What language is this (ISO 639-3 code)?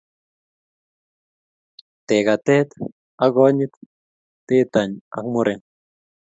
kln